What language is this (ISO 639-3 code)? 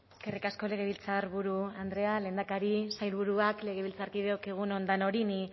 eus